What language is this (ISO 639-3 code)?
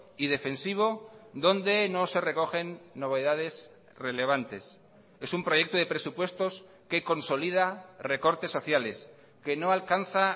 spa